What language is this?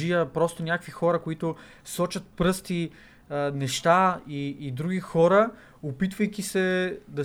Bulgarian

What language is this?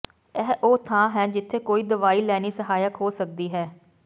Punjabi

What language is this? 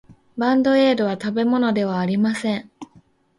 Japanese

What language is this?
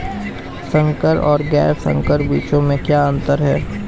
Hindi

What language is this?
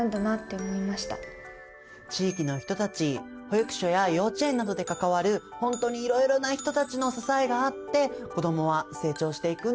Japanese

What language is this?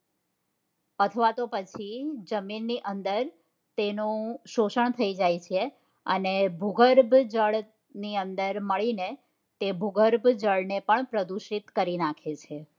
Gujarati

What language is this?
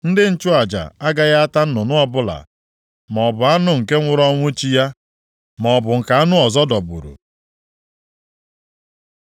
Igbo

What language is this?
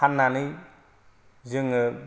Bodo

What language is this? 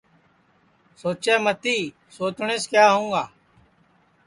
Sansi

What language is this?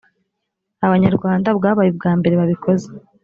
Kinyarwanda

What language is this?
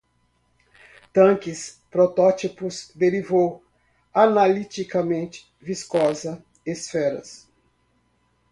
Portuguese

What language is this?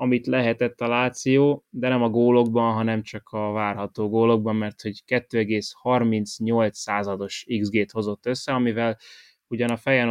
Hungarian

